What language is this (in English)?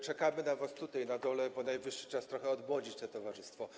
Polish